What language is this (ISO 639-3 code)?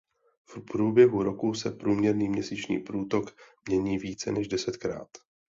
ces